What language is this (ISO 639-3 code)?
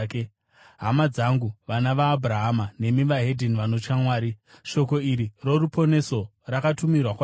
sna